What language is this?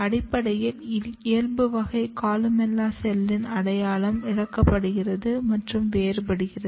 Tamil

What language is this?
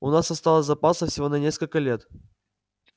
Russian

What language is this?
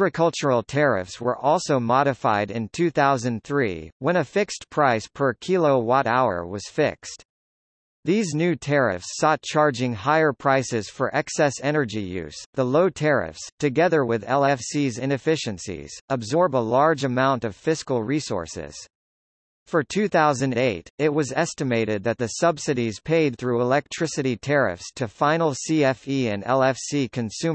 English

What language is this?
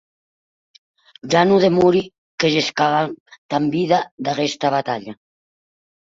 Occitan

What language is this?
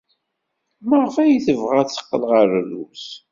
Kabyle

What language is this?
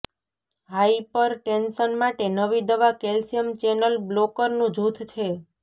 Gujarati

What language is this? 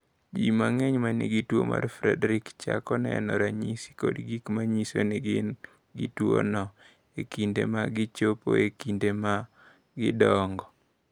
Luo (Kenya and Tanzania)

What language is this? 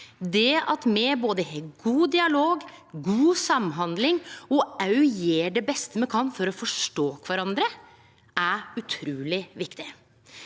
Norwegian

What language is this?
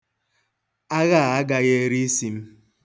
Igbo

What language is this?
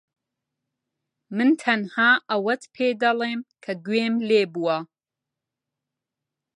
Central Kurdish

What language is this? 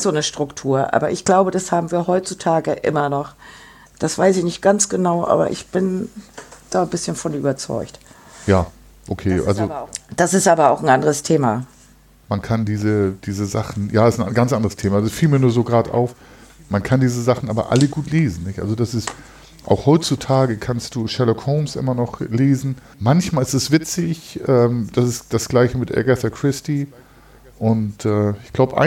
German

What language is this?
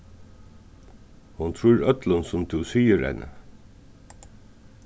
Faroese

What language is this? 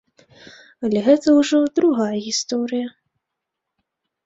Belarusian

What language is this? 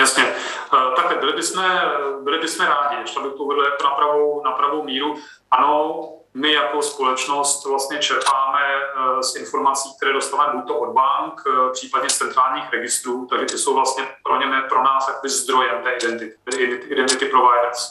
Czech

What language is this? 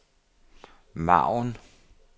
Danish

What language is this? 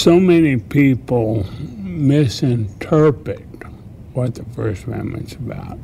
Italian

